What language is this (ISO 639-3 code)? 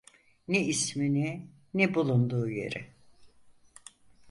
tur